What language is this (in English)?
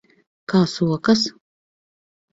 Latvian